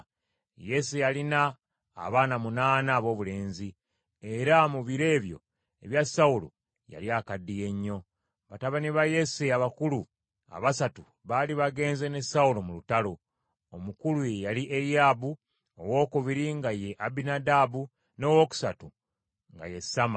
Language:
Ganda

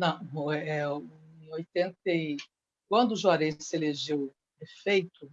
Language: Portuguese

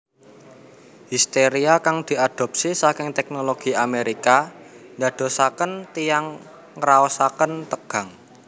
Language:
Javanese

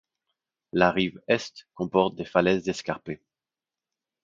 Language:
French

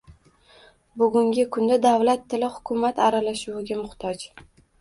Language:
Uzbek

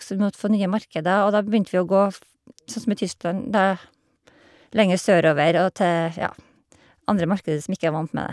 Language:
Norwegian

